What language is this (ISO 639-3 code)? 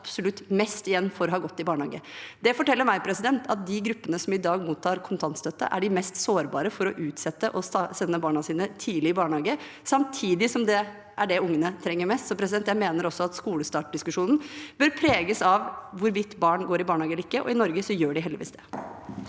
nor